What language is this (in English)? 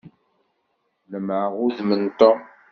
Kabyle